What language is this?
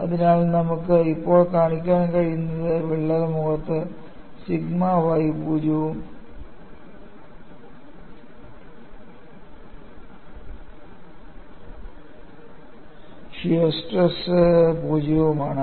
Malayalam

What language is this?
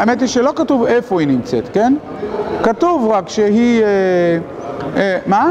Hebrew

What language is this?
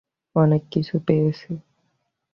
Bangla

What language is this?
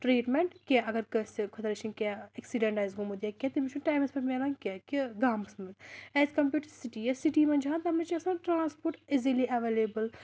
Kashmiri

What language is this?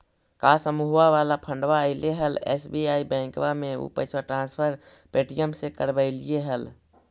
Magahi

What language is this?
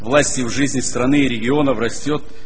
Russian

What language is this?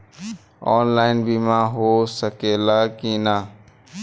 Bhojpuri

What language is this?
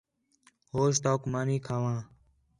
Khetrani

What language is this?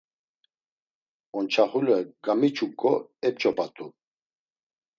Laz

